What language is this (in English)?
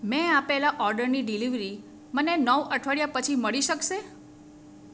Gujarati